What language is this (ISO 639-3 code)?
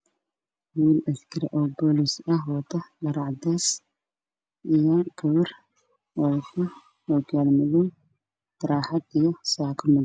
som